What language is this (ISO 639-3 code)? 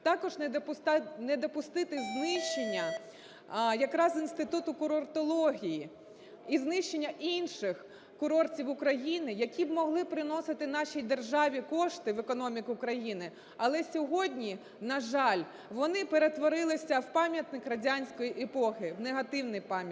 ukr